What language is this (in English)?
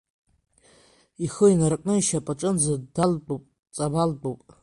Abkhazian